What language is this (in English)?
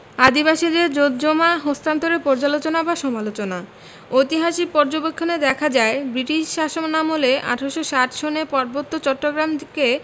Bangla